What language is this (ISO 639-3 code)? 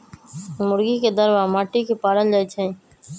mag